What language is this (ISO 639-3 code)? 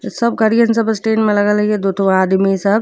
bho